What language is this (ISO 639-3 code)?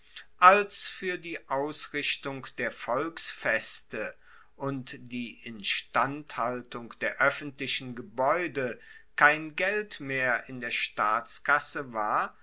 deu